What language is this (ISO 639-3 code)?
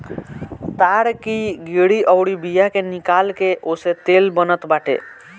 bho